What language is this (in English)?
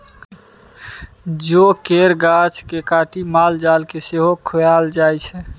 Maithili